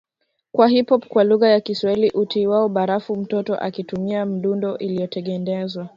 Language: Swahili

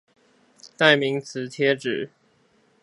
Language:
Chinese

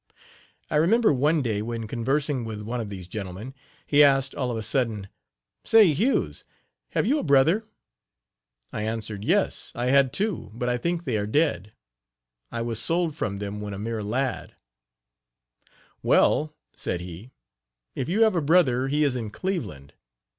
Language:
English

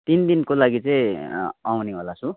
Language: Nepali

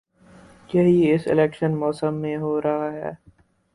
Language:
Urdu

